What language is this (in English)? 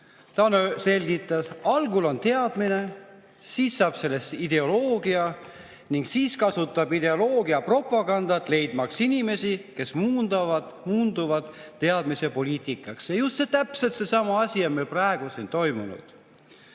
Estonian